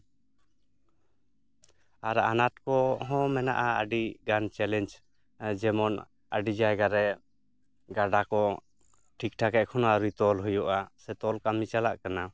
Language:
Santali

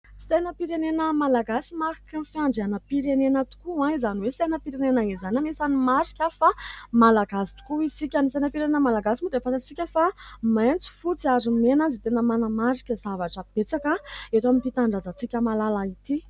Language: Malagasy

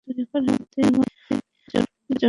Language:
Bangla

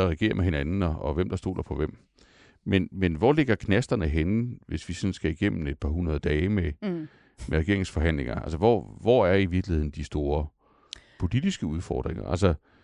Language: Danish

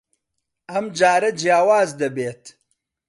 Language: Central Kurdish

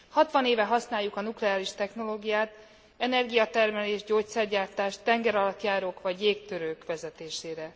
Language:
Hungarian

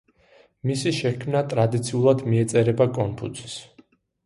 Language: Georgian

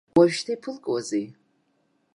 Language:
Abkhazian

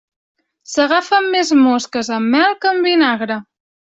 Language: Catalan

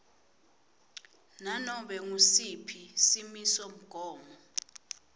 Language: Swati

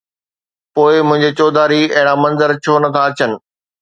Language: Sindhi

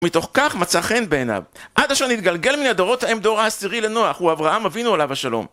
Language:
Hebrew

